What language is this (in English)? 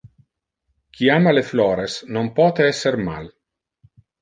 Interlingua